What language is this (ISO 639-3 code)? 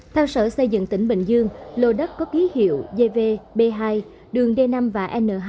vie